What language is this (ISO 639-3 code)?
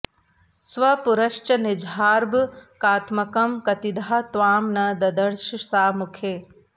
san